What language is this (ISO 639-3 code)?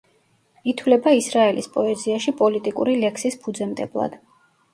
kat